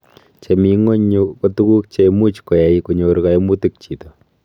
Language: Kalenjin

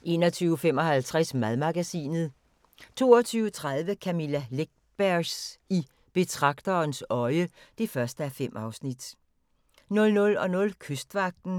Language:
Danish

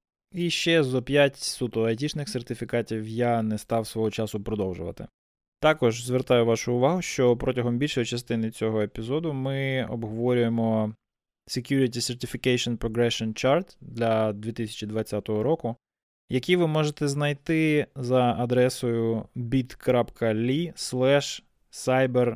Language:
Ukrainian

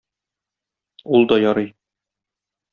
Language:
Tatar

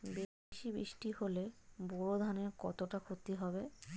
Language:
Bangla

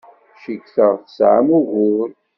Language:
Kabyle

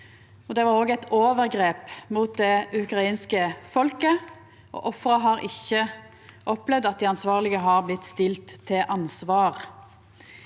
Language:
Norwegian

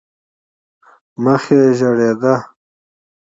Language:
Pashto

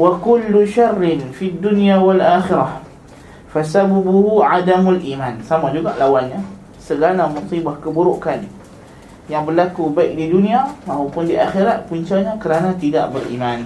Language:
Malay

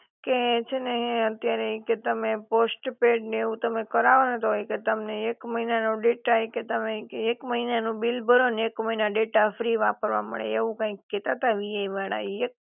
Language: Gujarati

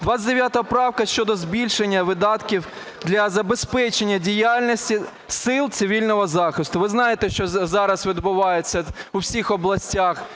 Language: Ukrainian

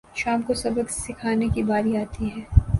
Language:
Urdu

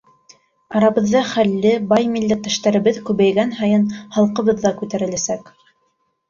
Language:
Bashkir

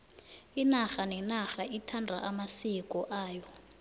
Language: South Ndebele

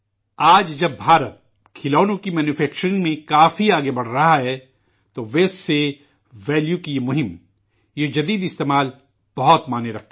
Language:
Urdu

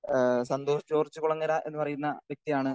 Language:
Malayalam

